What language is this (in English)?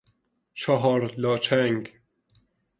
Persian